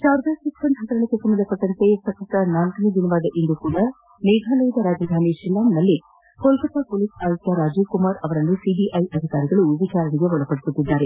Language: Kannada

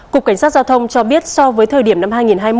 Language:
Vietnamese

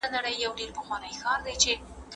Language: Pashto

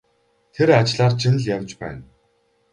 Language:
Mongolian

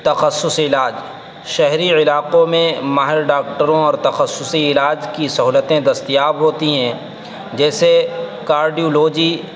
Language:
Urdu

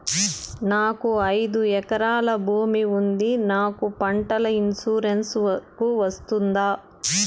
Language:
Telugu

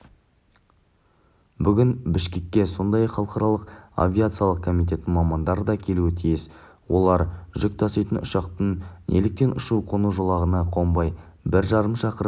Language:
Kazakh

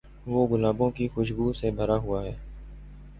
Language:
Urdu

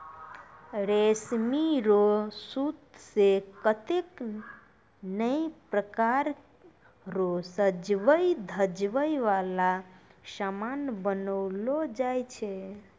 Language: Maithili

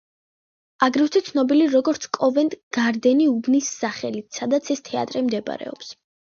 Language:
Georgian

